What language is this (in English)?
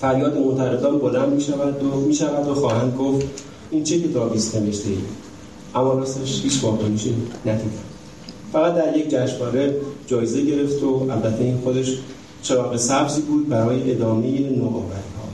Persian